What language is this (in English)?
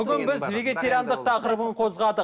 Kazakh